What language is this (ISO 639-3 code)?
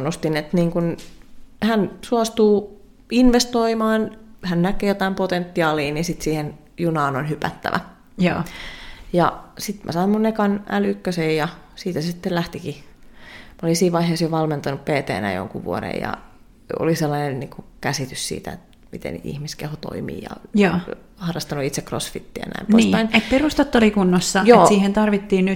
fin